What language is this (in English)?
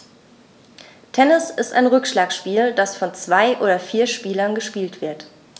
German